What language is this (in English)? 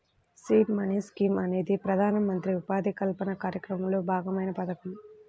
Telugu